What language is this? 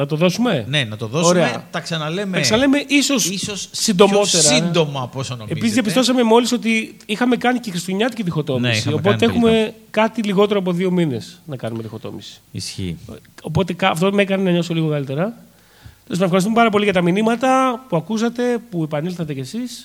Greek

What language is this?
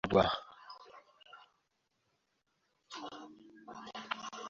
Kinyarwanda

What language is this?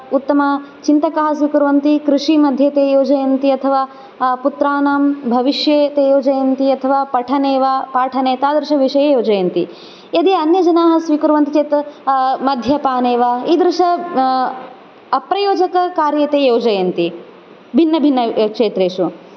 Sanskrit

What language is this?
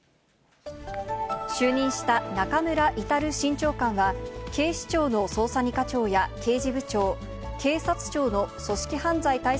Japanese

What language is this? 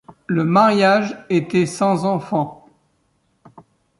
French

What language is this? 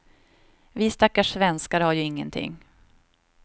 Swedish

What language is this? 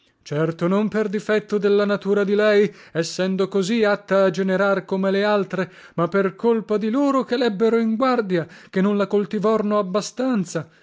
Italian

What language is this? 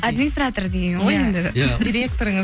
Kazakh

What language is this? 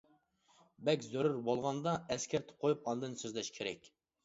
Uyghur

